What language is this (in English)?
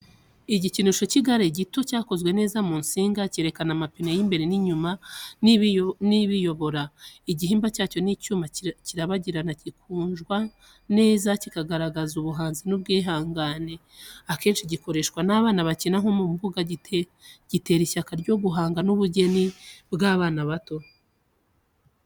Kinyarwanda